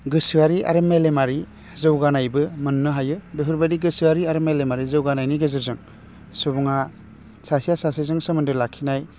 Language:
Bodo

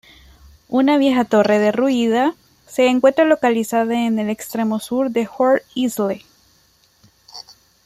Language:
Spanish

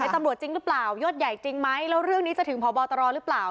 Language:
Thai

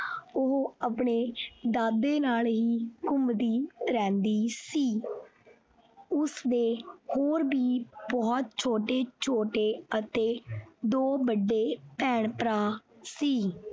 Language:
Punjabi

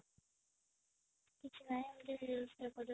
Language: Odia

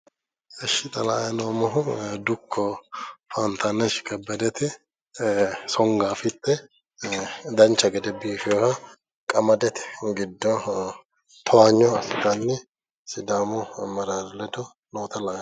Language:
Sidamo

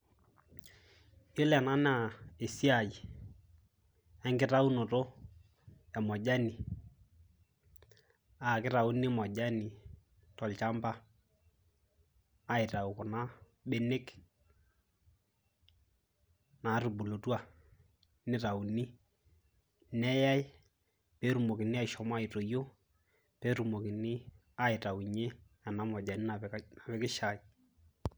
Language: Masai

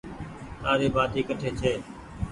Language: Goaria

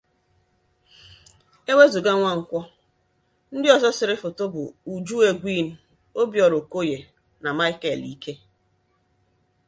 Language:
Igbo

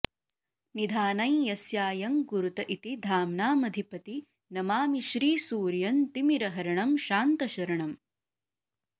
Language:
Sanskrit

